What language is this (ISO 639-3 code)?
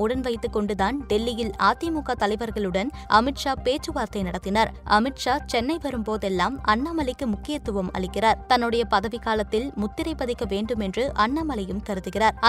tam